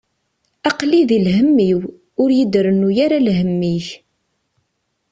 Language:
Kabyle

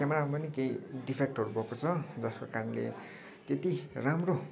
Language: Nepali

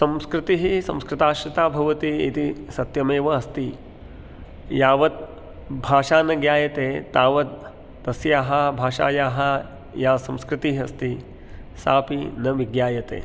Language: Sanskrit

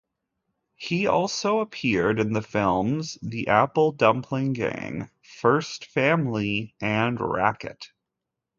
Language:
English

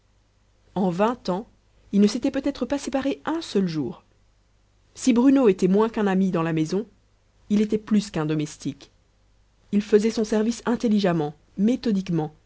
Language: French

